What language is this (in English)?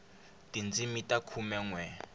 Tsonga